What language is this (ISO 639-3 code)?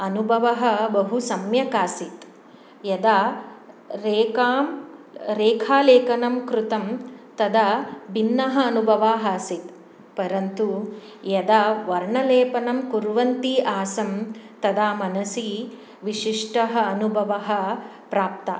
san